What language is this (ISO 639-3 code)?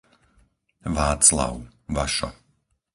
slk